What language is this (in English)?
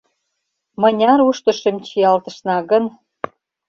Mari